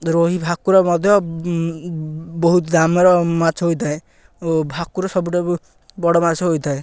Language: Odia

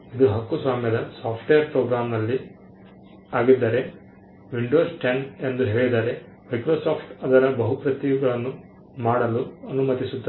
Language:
Kannada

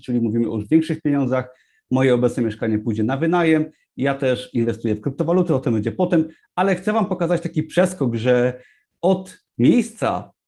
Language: Polish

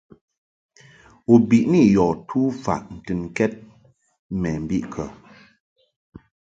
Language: Mungaka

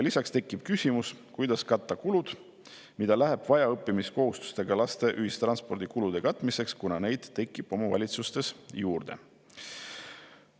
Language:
Estonian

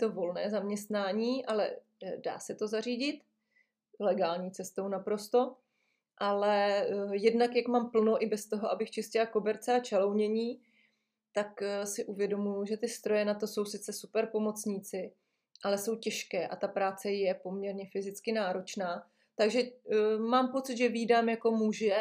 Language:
Czech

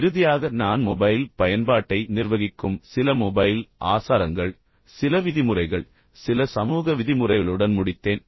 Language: Tamil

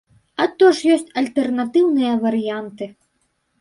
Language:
Belarusian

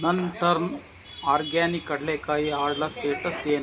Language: Kannada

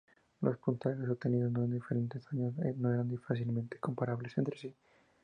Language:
Spanish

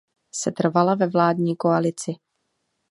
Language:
Czech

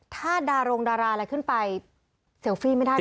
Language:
Thai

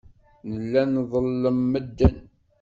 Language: Kabyle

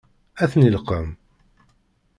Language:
Kabyle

